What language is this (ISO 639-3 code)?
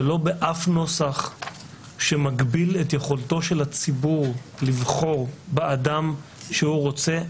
heb